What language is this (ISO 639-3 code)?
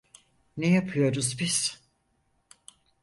tur